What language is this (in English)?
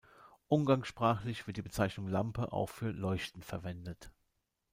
German